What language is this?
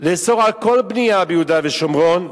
Hebrew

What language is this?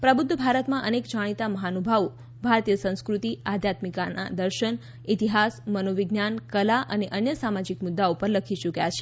Gujarati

